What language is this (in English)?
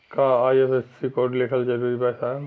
Bhojpuri